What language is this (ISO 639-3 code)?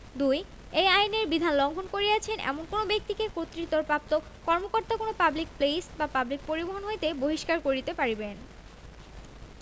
ben